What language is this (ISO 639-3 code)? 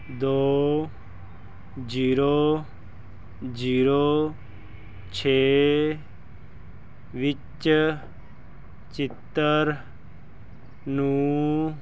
pan